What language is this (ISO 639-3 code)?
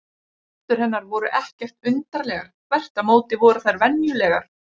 isl